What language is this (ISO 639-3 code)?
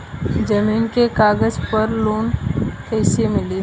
bho